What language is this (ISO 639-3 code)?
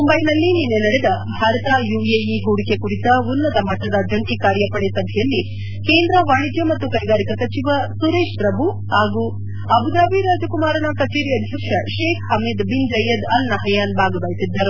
kan